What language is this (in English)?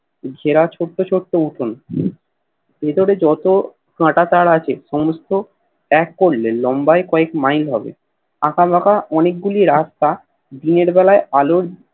Bangla